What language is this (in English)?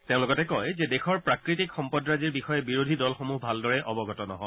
Assamese